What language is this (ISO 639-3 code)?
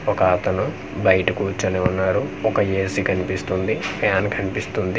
tel